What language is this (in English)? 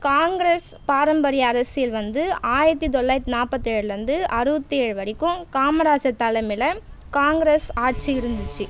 Tamil